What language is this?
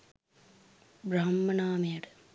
Sinhala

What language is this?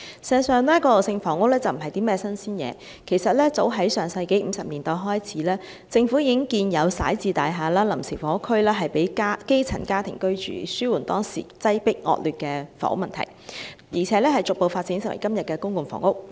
Cantonese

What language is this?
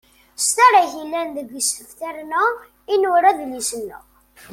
Kabyle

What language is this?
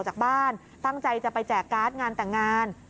Thai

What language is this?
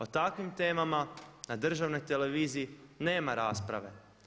Croatian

